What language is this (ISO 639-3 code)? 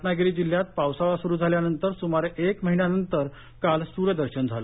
mar